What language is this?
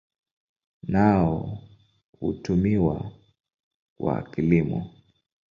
Swahili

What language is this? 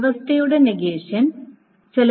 Malayalam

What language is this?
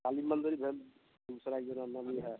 Maithili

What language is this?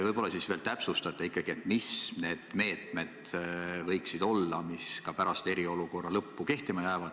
Estonian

